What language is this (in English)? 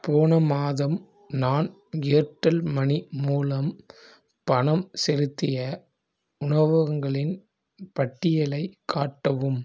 Tamil